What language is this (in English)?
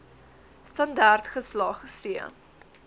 Afrikaans